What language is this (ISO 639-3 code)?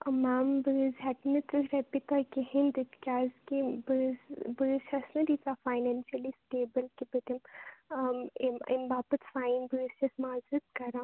kas